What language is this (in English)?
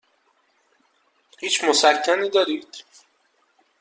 Persian